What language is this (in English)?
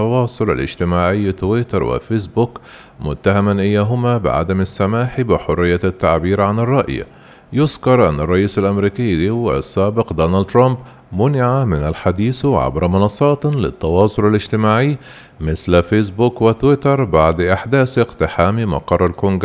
Arabic